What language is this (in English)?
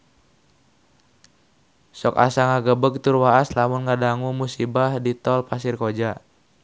Sundanese